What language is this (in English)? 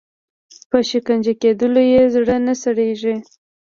Pashto